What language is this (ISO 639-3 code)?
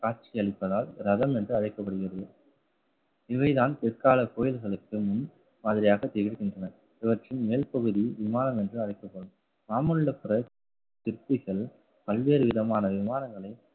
tam